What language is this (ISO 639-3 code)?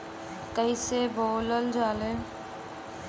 bho